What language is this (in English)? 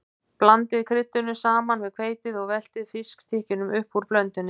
Icelandic